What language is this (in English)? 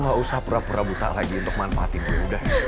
Indonesian